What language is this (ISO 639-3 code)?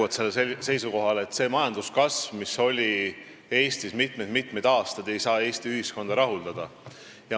est